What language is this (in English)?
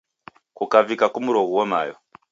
Taita